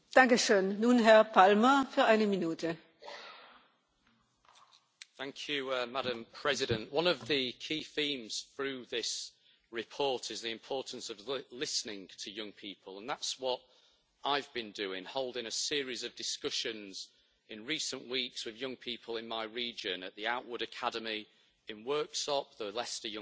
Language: English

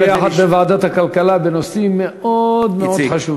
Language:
Hebrew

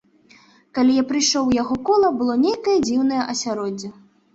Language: Belarusian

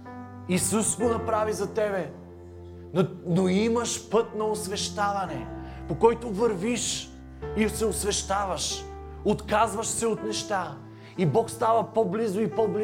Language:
Bulgarian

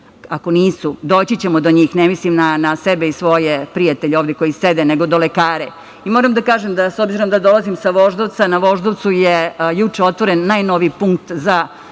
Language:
Serbian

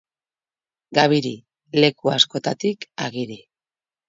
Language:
Basque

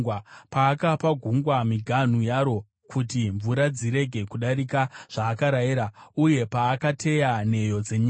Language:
Shona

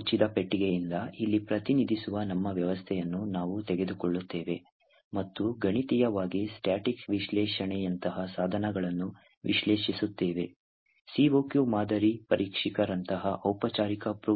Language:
Kannada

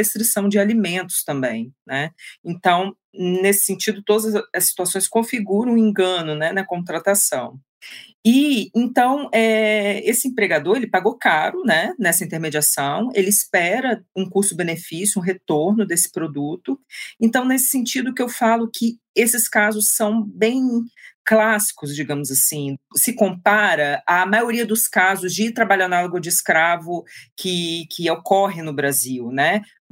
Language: Portuguese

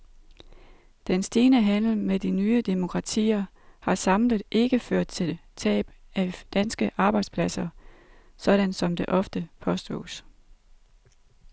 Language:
Danish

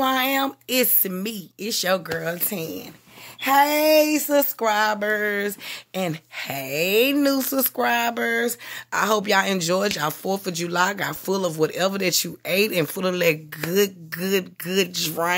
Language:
English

